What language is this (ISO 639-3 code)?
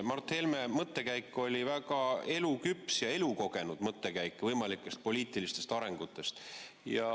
est